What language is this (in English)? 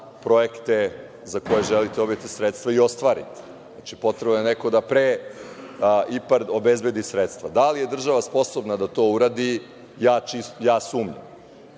Serbian